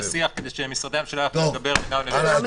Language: Hebrew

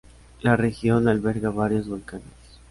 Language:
Spanish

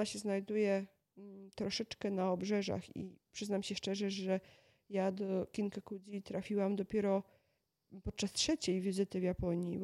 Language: Polish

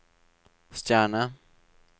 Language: Norwegian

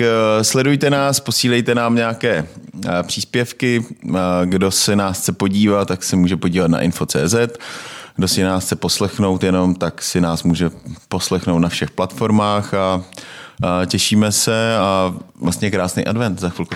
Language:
Czech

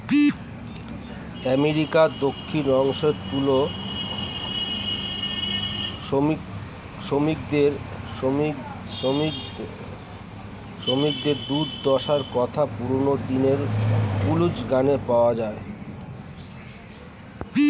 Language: Bangla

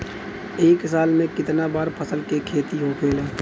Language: Bhojpuri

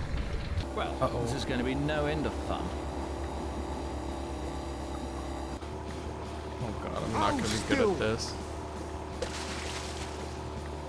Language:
English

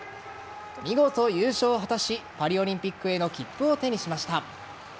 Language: Japanese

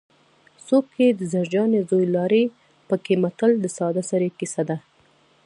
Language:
Pashto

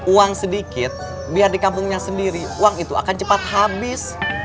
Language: Indonesian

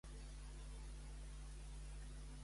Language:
Catalan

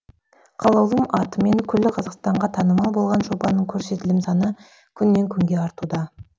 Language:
Kazakh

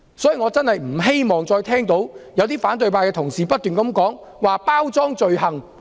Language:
Cantonese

